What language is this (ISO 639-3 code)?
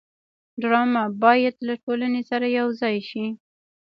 pus